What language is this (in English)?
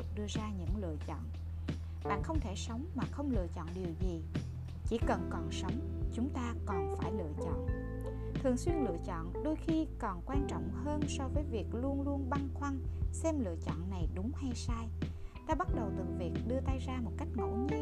Vietnamese